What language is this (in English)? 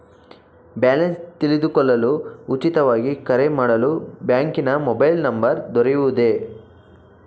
Kannada